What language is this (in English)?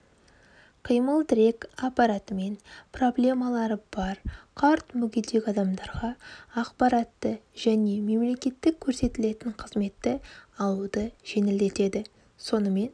Kazakh